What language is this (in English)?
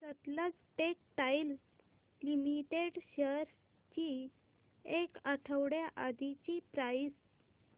Marathi